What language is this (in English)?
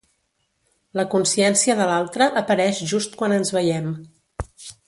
Catalan